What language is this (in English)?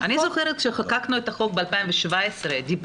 Hebrew